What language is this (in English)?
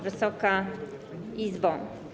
Polish